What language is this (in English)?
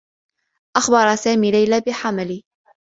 Arabic